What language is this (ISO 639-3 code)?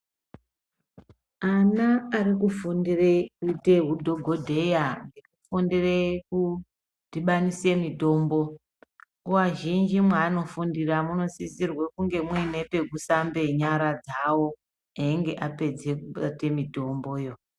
ndc